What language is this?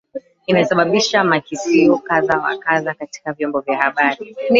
Swahili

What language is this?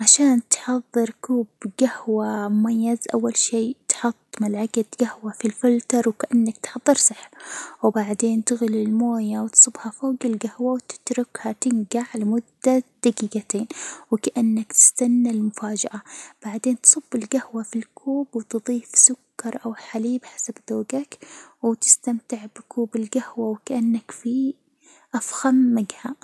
Hijazi Arabic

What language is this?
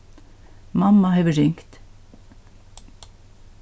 Faroese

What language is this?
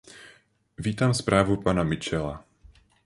Czech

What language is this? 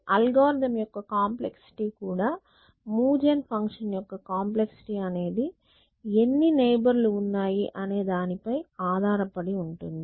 Telugu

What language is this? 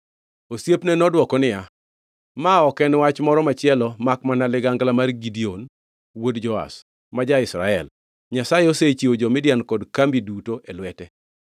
Luo (Kenya and Tanzania)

